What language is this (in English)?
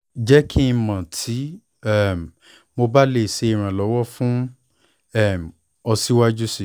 Yoruba